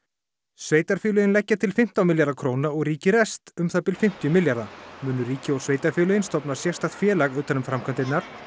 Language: Icelandic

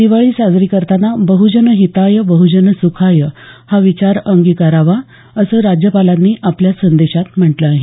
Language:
Marathi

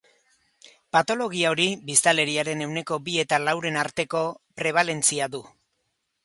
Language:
Basque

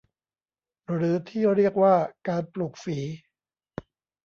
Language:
Thai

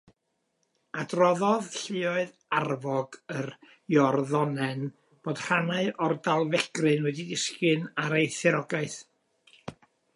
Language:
Welsh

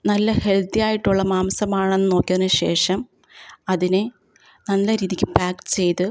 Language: Malayalam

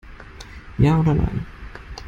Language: German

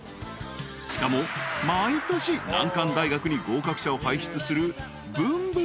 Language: Japanese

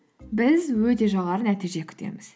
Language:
Kazakh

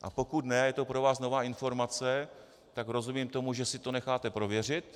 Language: Czech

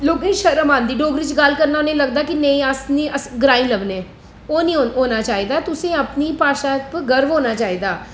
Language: Dogri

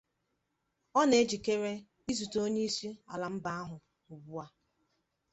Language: Igbo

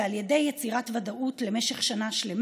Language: Hebrew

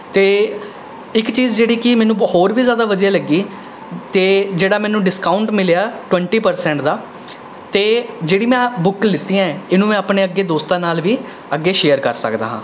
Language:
Punjabi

